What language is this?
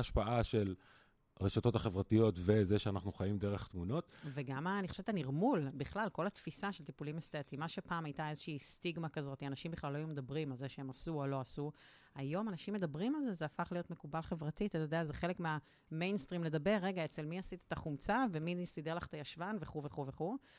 Hebrew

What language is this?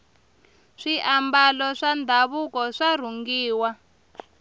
Tsonga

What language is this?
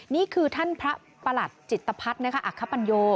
Thai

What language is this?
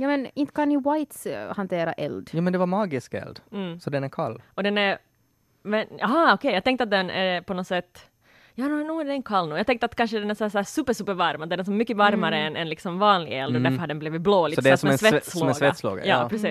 Swedish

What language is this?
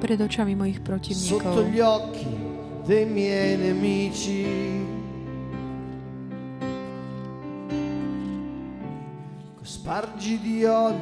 Slovak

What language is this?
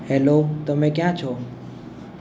Gujarati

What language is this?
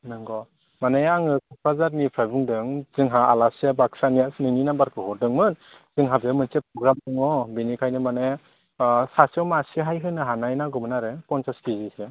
Bodo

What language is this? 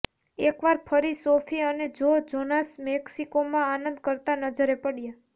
Gujarati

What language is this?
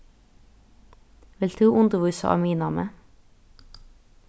Faroese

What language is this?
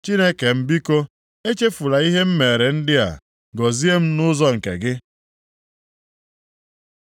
Igbo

